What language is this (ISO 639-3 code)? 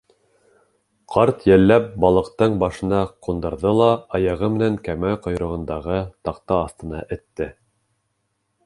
bak